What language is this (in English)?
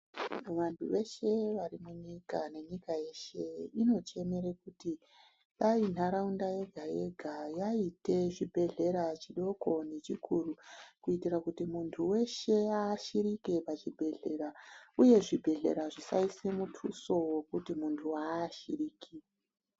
Ndau